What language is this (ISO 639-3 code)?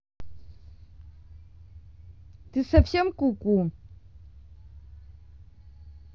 rus